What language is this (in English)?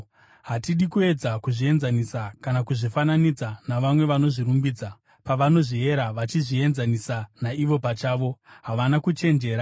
Shona